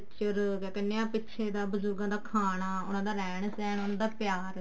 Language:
Punjabi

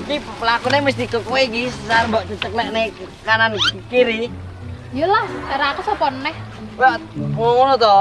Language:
Indonesian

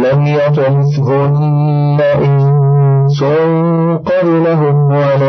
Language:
Arabic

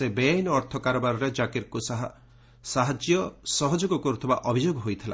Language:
Odia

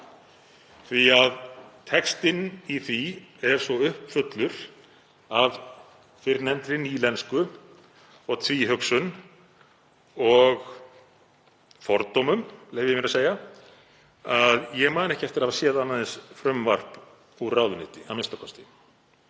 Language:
Icelandic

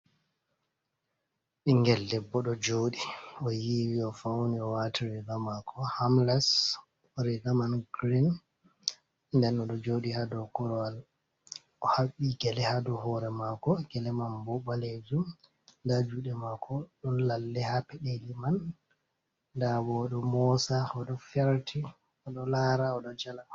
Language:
Fula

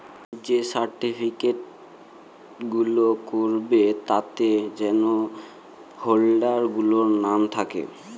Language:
Bangla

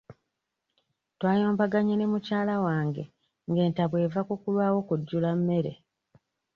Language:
Ganda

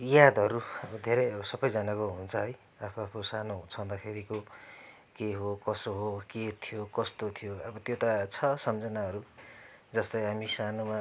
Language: Nepali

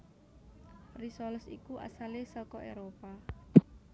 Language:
Javanese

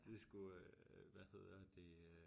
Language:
Danish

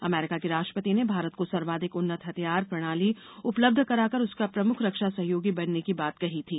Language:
Hindi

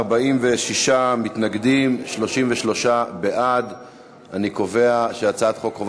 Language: Hebrew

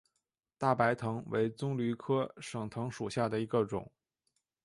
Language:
Chinese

